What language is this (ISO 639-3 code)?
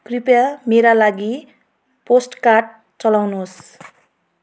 nep